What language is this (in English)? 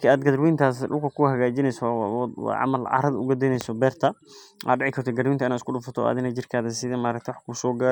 Somali